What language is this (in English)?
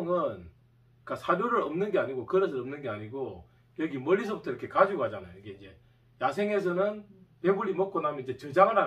Korean